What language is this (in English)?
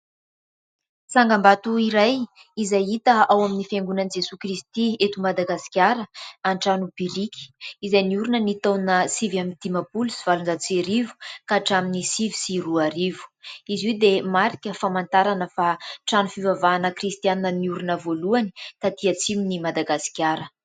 Malagasy